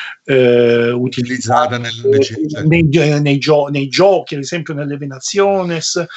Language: Italian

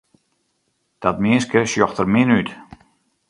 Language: Western Frisian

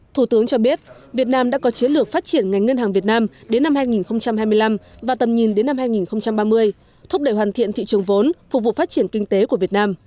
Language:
Vietnamese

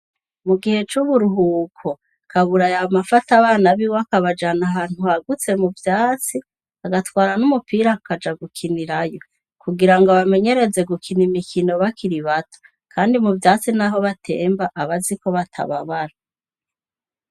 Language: Rundi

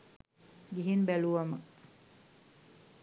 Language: Sinhala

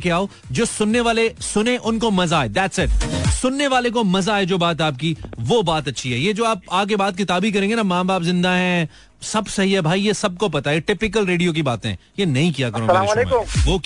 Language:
Hindi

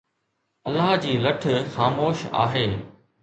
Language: Sindhi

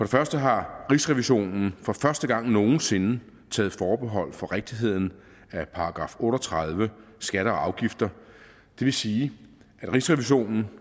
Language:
Danish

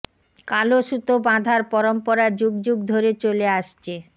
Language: Bangla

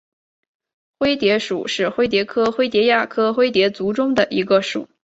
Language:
Chinese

